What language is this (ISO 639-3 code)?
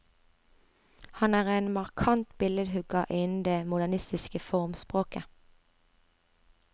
nor